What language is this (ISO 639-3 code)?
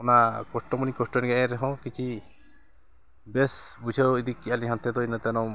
sat